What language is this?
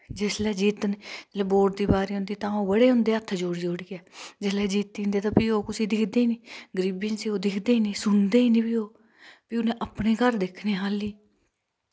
Dogri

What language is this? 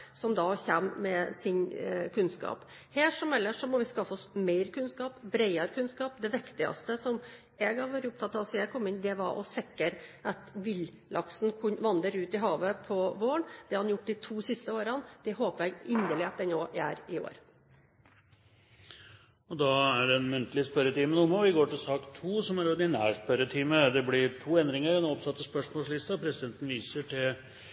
Norwegian Bokmål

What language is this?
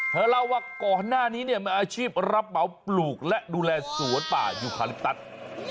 Thai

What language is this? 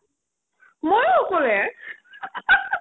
Assamese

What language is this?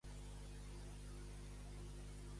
Catalan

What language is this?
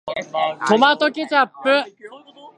Japanese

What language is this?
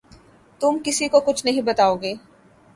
Urdu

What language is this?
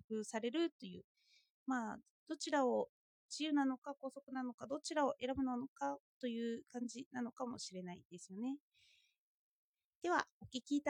Japanese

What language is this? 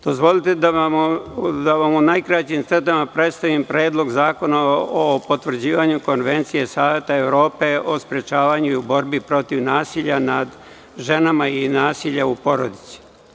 Serbian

